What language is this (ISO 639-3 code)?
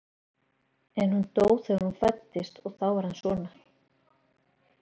isl